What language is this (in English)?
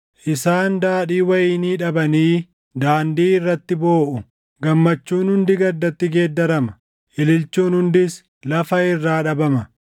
Oromo